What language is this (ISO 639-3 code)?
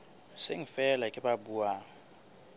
sot